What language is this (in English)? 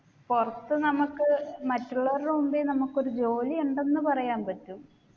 Malayalam